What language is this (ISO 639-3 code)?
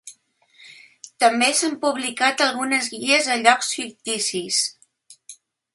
cat